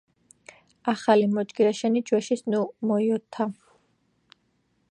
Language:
Georgian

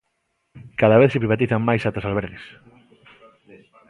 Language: Galician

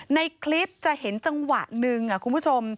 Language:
Thai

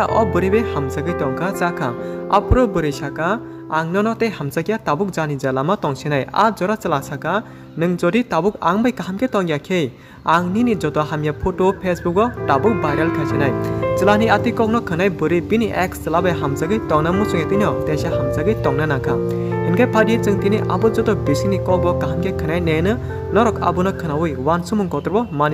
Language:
Hindi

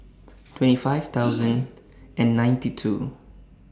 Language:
English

